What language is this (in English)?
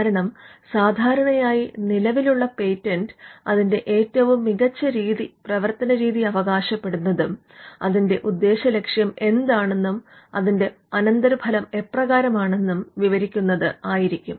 Malayalam